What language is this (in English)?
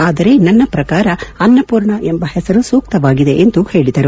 Kannada